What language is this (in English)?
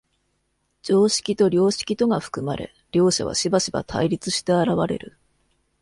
Japanese